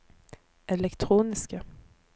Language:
Norwegian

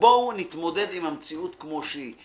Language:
Hebrew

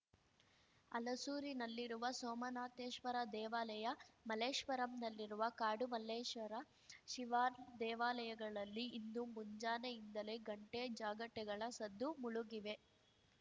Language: Kannada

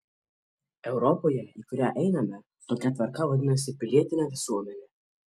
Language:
Lithuanian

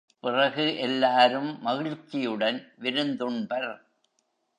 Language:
Tamil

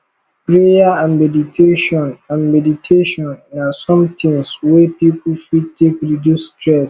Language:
Nigerian Pidgin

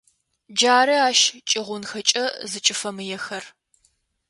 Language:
Adyghe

